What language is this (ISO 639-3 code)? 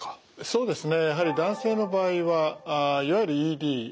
jpn